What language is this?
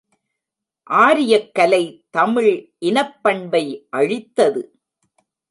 Tamil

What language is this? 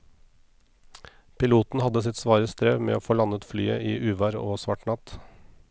Norwegian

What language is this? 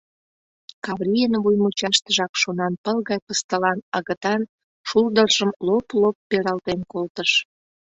Mari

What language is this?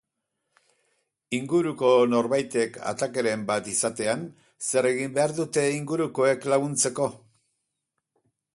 Basque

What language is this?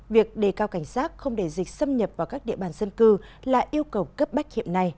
Vietnamese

